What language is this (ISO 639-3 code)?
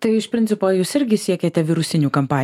lit